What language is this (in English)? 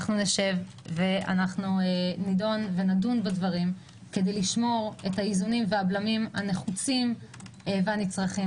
Hebrew